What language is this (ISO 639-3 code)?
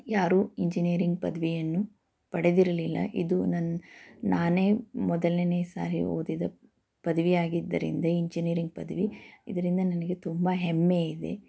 kan